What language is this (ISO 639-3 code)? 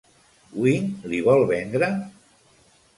cat